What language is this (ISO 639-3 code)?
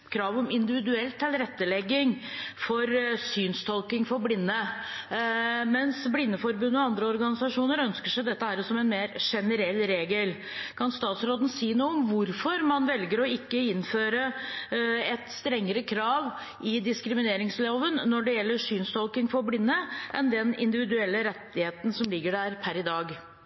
nob